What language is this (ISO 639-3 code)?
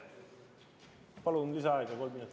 est